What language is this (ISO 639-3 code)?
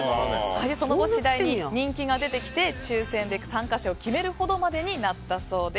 jpn